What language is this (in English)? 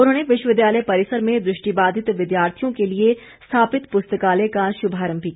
Hindi